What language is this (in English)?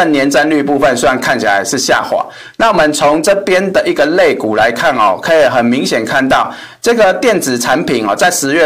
Chinese